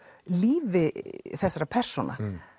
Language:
Icelandic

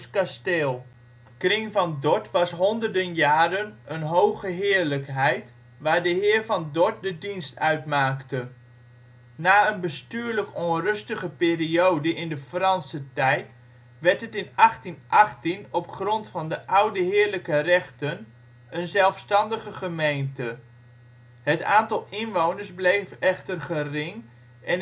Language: Dutch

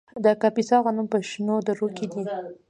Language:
Pashto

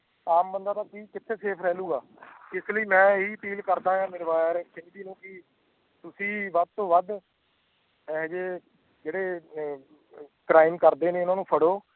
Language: Punjabi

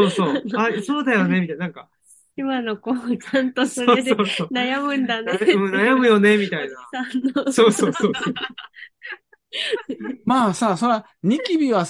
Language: Japanese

